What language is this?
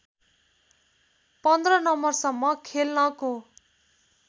Nepali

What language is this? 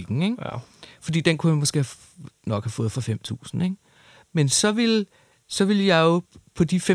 Danish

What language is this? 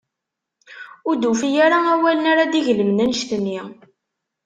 Kabyle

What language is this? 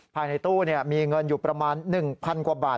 Thai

